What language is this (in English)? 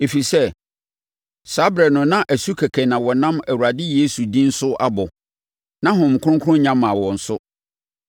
Akan